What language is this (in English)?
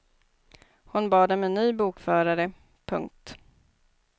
Swedish